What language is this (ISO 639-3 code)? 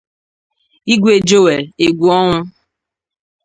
ibo